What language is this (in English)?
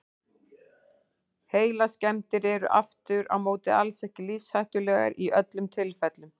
Icelandic